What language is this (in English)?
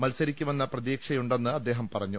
Malayalam